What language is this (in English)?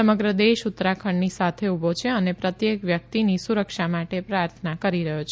Gujarati